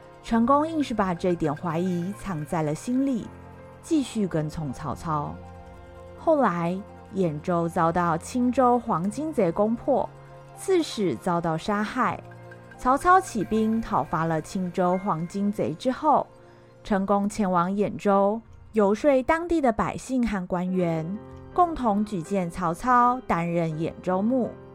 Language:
Chinese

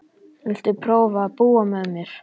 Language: Icelandic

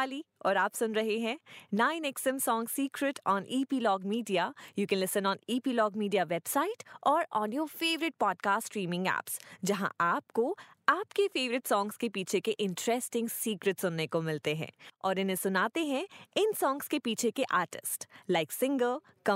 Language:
Hindi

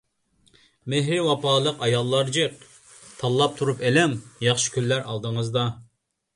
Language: Uyghur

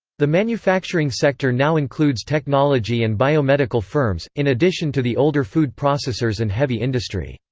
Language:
English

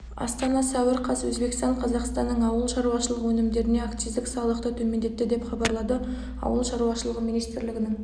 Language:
Kazakh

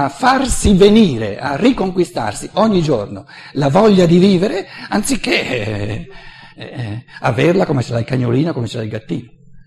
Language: Italian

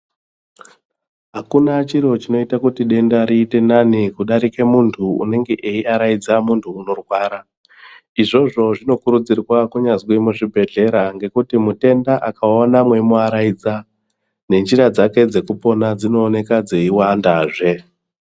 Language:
Ndau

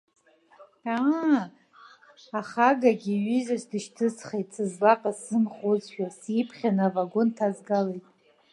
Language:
Abkhazian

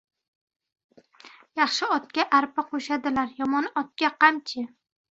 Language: Uzbek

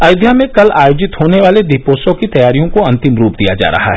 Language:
Hindi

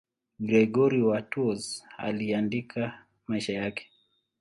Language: Swahili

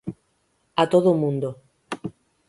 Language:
Galician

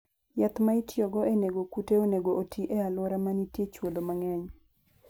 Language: Luo (Kenya and Tanzania)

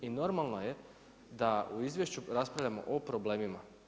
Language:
Croatian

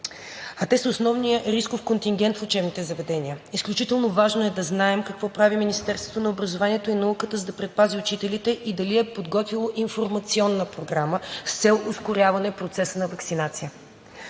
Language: Bulgarian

